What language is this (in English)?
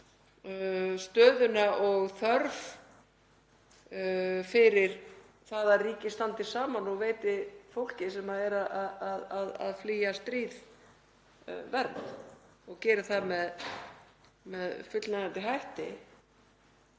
Icelandic